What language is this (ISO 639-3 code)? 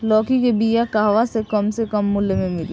bho